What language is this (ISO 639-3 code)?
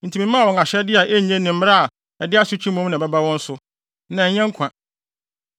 aka